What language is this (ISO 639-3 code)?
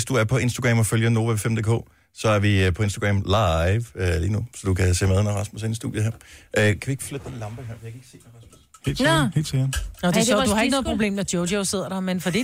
dan